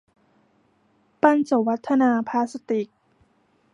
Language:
Thai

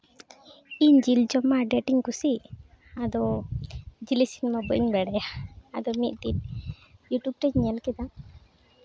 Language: Santali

